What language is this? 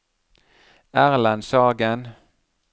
Norwegian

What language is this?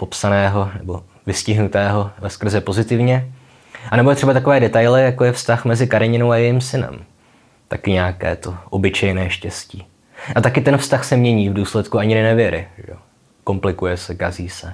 Czech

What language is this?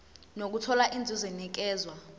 Zulu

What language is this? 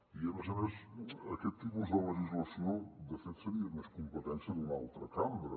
Catalan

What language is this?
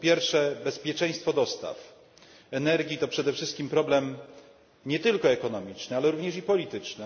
Polish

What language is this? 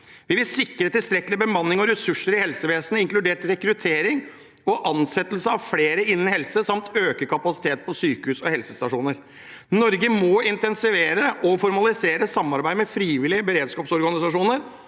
Norwegian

